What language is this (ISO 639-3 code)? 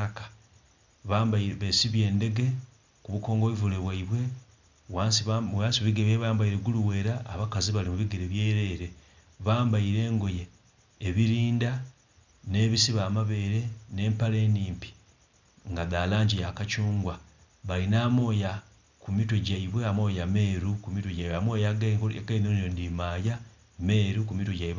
xog